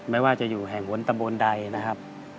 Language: Thai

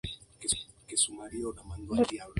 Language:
Spanish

